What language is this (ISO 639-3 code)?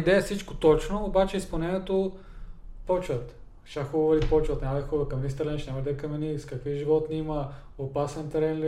bul